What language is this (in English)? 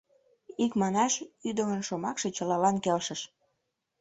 Mari